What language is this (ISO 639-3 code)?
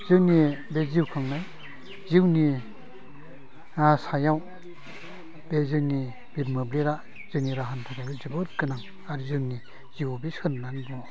brx